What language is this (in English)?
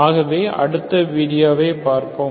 Tamil